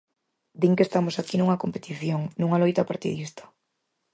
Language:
Galician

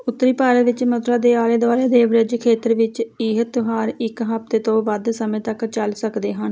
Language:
Punjabi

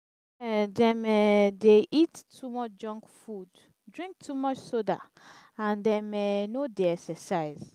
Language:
Nigerian Pidgin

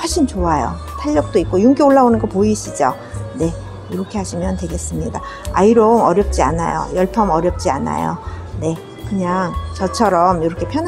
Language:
Korean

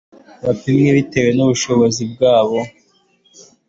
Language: Kinyarwanda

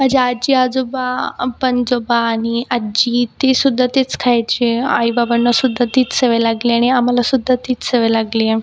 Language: Marathi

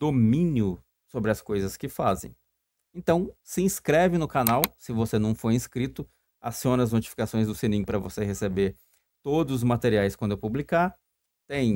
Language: Portuguese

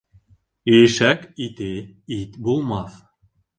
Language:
Bashkir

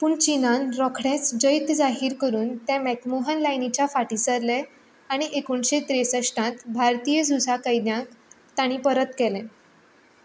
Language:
Konkani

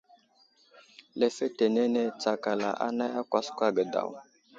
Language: Wuzlam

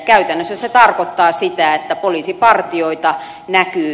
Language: Finnish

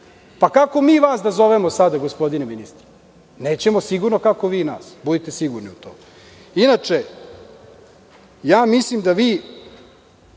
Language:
Serbian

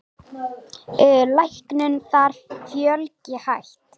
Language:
Icelandic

